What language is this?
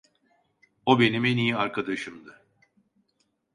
Turkish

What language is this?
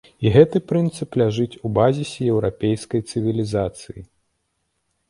Belarusian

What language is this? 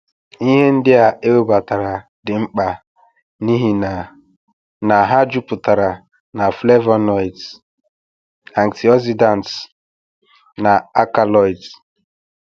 Igbo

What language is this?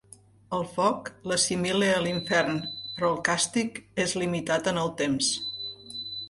Catalan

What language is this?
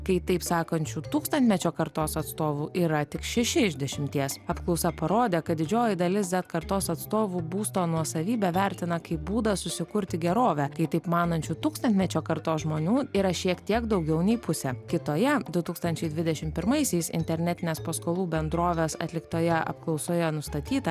Lithuanian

